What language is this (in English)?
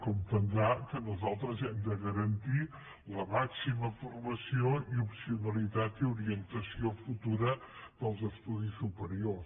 Catalan